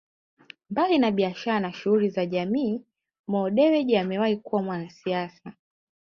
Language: Swahili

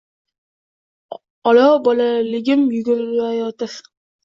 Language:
Uzbek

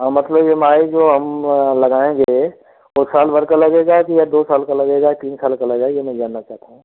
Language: Hindi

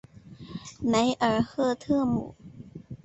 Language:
Chinese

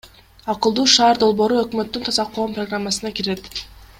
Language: Kyrgyz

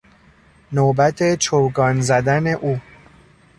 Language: Persian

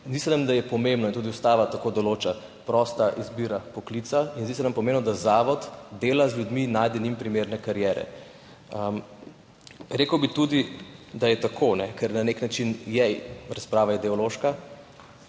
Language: Slovenian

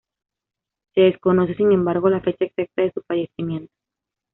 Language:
Spanish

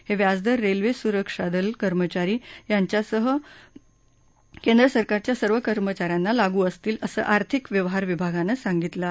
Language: Marathi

